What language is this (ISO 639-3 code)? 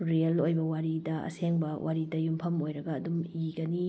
mni